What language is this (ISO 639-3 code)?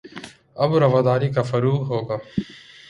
urd